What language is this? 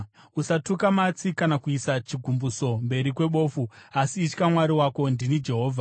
Shona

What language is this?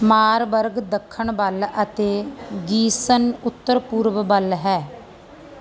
Punjabi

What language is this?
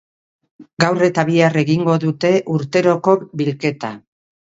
Basque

